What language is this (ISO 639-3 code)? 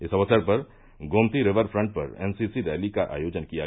hin